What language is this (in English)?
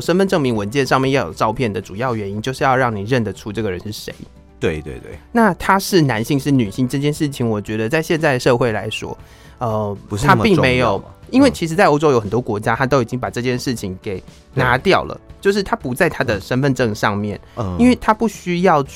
Chinese